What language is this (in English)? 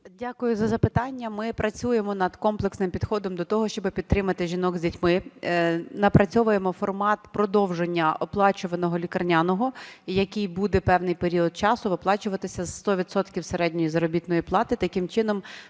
Ukrainian